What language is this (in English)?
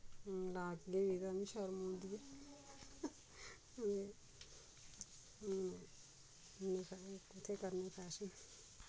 Dogri